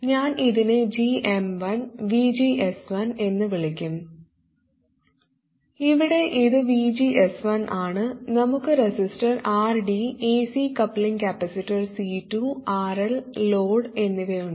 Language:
Malayalam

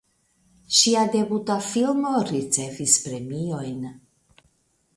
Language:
Esperanto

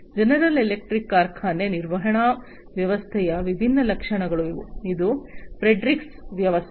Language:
Kannada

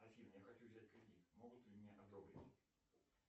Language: Russian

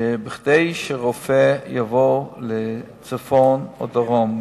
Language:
Hebrew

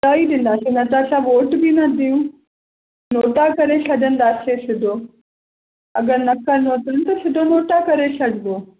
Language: Sindhi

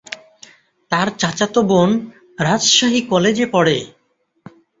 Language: Bangla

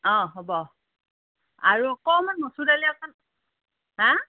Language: Assamese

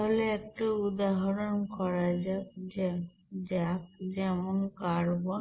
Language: Bangla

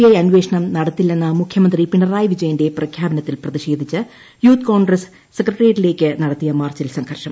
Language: Malayalam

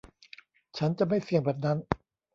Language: Thai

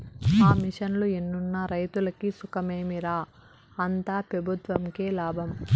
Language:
Telugu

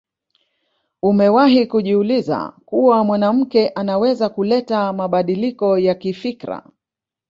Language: Swahili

